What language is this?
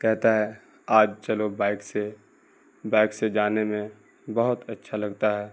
Urdu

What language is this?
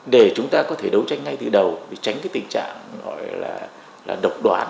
Vietnamese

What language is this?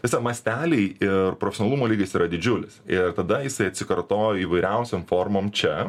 Lithuanian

